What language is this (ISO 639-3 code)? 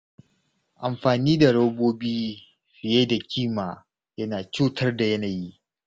hau